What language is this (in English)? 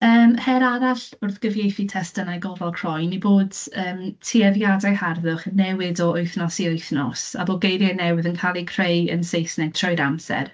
Welsh